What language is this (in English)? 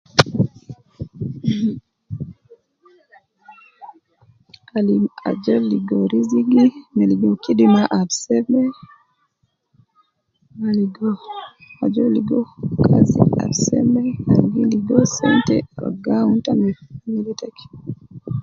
Nubi